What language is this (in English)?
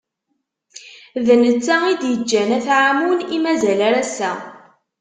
Kabyle